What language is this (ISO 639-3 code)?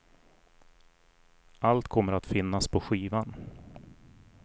swe